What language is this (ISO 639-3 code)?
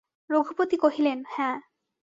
ben